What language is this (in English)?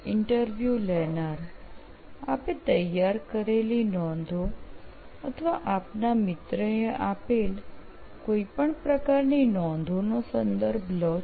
Gujarati